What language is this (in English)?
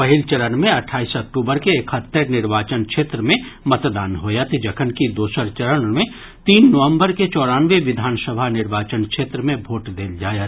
Maithili